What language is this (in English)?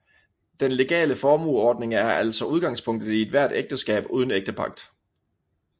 Danish